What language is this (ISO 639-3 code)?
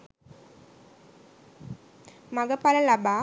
sin